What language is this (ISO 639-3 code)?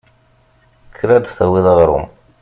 kab